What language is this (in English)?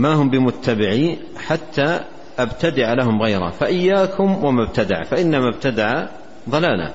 Arabic